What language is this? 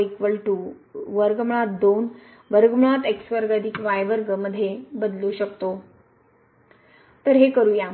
Marathi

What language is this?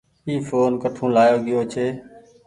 Goaria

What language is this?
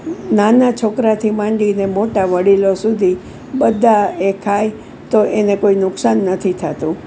Gujarati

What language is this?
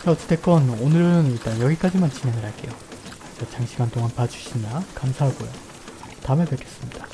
Korean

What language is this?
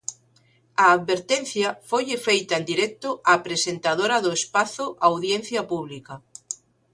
Galician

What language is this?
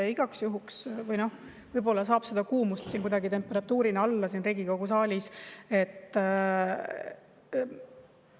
Estonian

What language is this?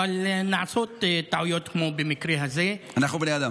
Hebrew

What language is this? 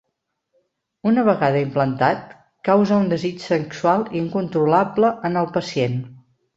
Catalan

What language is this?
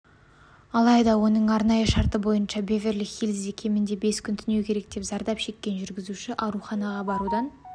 Kazakh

